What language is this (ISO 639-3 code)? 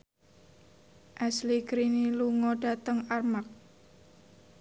jav